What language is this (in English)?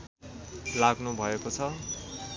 Nepali